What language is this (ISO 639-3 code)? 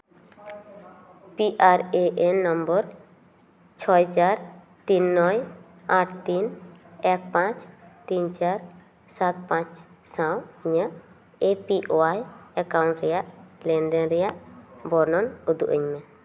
sat